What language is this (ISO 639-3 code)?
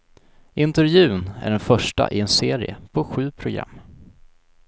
swe